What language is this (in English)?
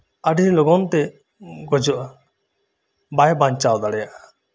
Santali